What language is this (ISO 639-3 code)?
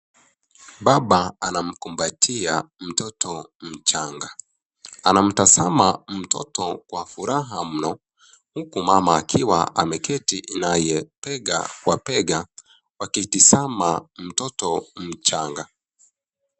swa